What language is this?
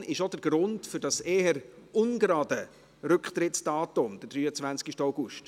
Swiss German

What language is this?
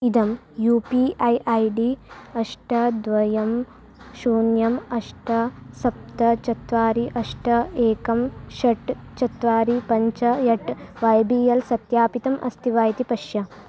Sanskrit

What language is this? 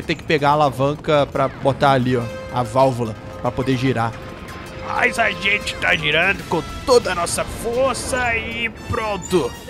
Portuguese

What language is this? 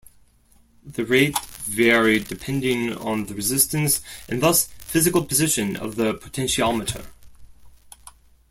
English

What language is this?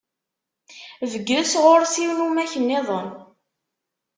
Kabyle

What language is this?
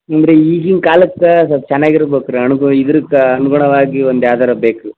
Kannada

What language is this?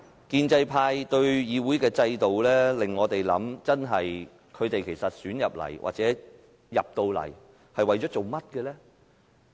Cantonese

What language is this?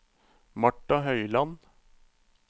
Norwegian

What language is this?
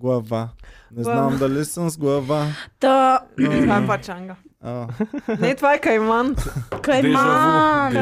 Bulgarian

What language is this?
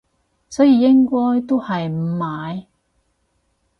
Cantonese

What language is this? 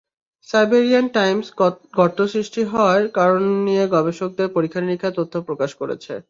Bangla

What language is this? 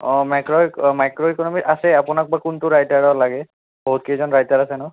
Assamese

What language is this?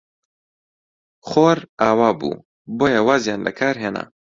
Central Kurdish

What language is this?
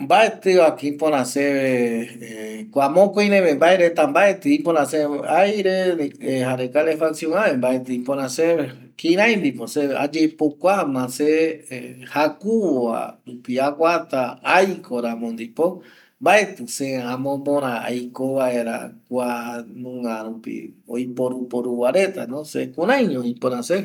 Eastern Bolivian Guaraní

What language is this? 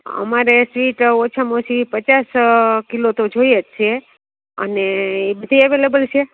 Gujarati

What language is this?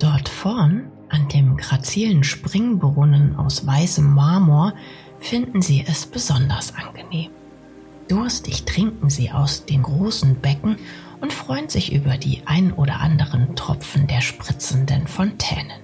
German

